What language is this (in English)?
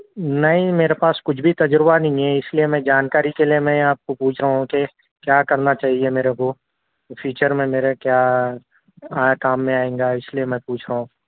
Urdu